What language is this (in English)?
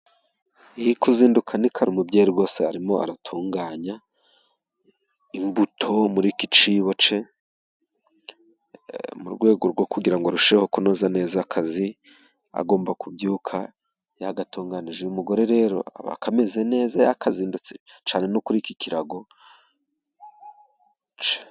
Kinyarwanda